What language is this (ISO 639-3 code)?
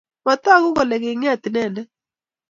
kln